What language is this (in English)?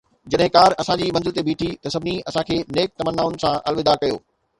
Sindhi